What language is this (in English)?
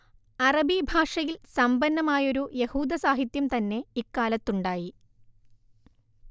Malayalam